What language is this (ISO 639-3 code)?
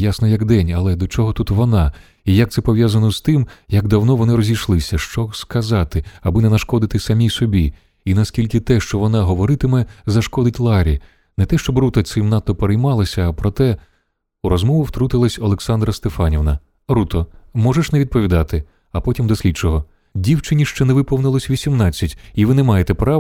ukr